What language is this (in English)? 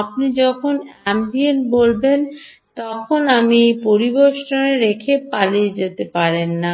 Bangla